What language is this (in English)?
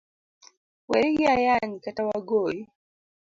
Luo (Kenya and Tanzania)